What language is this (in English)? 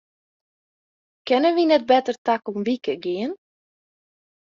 Western Frisian